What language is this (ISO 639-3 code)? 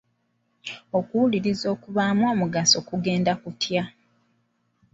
lug